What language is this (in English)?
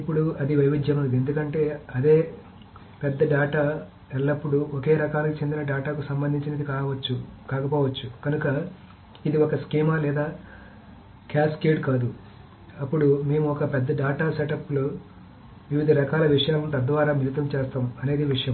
Telugu